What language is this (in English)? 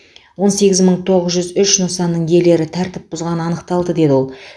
Kazakh